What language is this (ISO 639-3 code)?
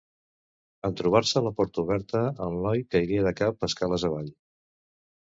cat